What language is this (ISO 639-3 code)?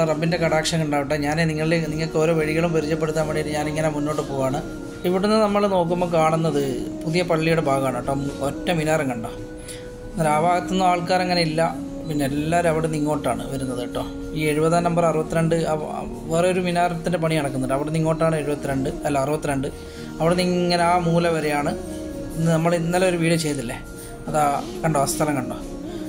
mal